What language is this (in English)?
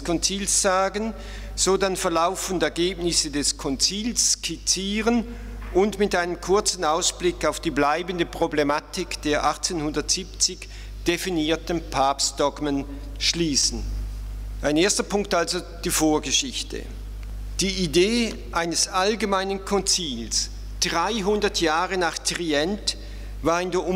German